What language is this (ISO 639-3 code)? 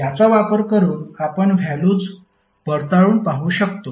mar